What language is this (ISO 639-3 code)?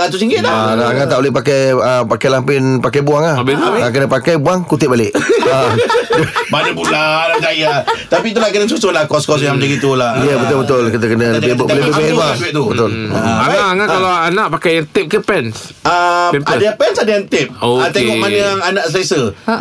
msa